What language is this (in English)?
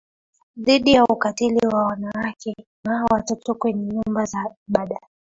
Swahili